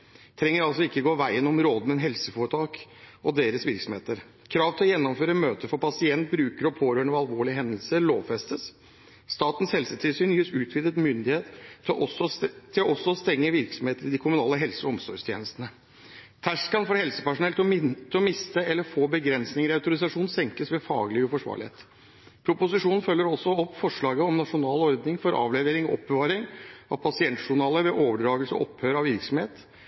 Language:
Norwegian Bokmål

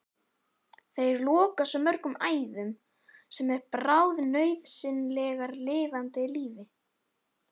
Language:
Icelandic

